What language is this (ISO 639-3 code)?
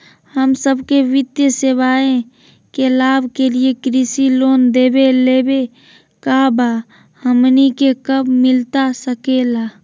mag